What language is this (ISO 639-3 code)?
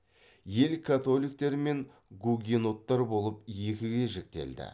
kaz